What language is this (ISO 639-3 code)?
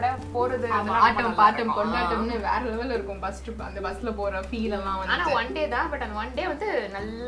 tam